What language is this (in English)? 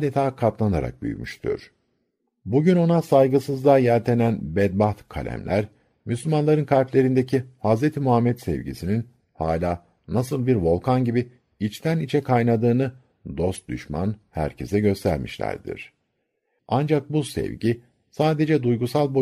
Turkish